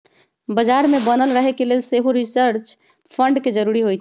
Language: Magahi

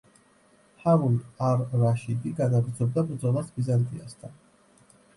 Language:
Georgian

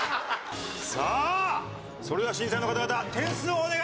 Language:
Japanese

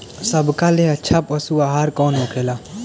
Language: Bhojpuri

